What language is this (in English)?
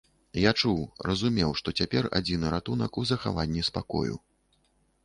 Belarusian